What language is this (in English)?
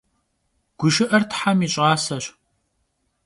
Kabardian